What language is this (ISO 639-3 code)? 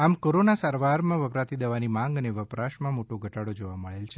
guj